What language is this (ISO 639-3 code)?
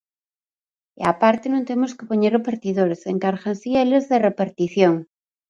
glg